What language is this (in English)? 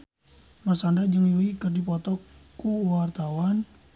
Sundanese